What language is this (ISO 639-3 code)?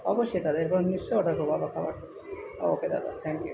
ben